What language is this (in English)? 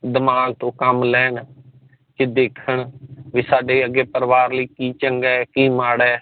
Punjabi